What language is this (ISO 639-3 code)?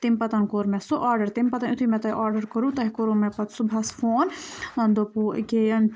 kas